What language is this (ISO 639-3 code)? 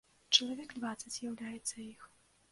bel